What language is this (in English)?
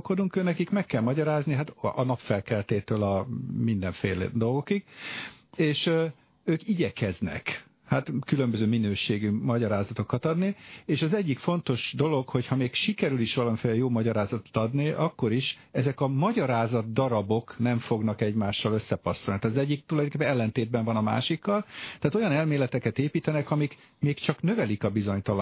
Hungarian